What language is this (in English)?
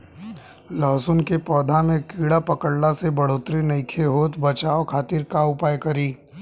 Bhojpuri